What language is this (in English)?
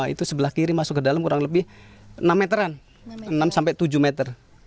Indonesian